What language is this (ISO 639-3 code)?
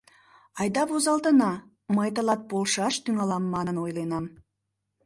chm